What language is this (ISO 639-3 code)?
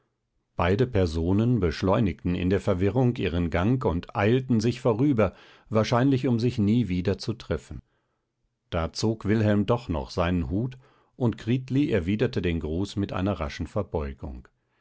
deu